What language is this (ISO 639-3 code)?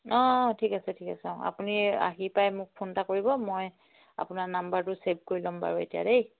asm